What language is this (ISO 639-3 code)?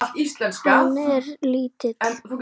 isl